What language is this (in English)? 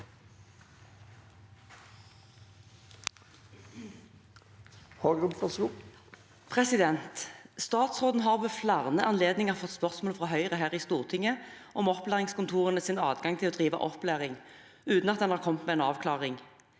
Norwegian